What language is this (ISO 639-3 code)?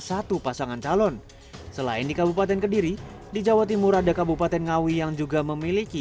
ind